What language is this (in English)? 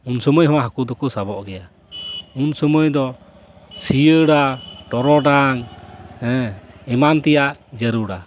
Santali